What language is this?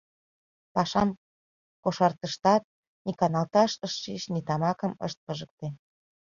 Mari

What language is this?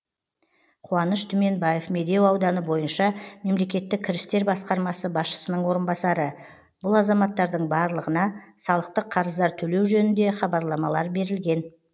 Kazakh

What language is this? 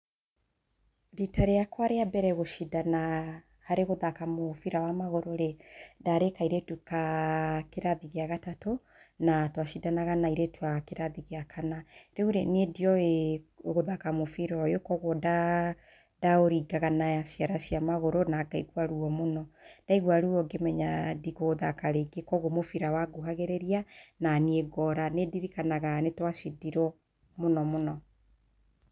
Kikuyu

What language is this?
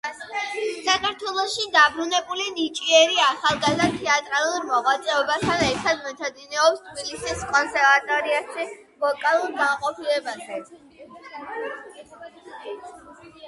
Georgian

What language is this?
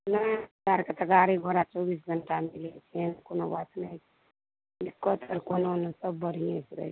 Maithili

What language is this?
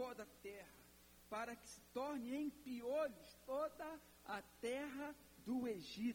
Portuguese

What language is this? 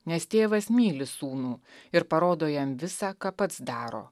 Lithuanian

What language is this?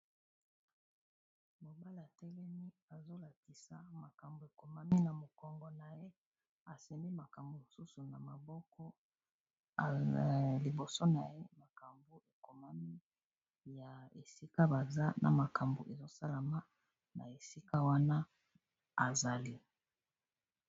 Lingala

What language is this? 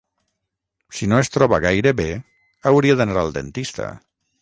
Catalan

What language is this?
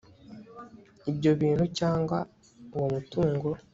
Kinyarwanda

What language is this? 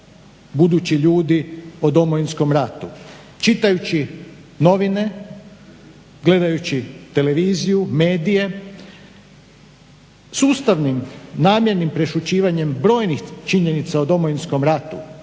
Croatian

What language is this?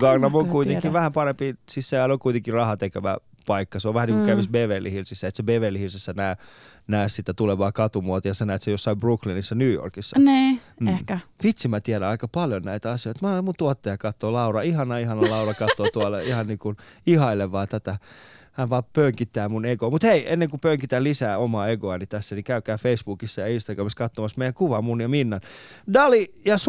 Finnish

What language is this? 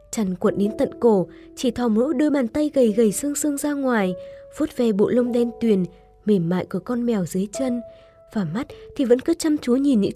Vietnamese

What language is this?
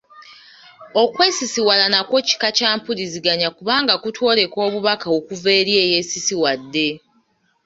Ganda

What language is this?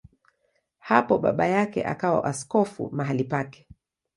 Swahili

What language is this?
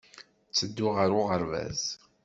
Kabyle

